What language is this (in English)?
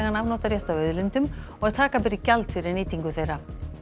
Icelandic